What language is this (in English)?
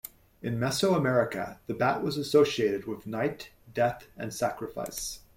English